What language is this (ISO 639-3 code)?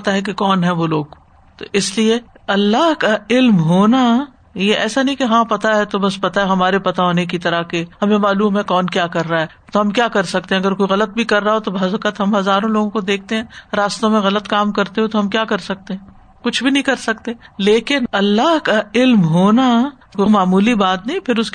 urd